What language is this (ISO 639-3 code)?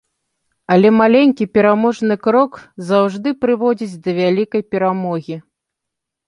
bel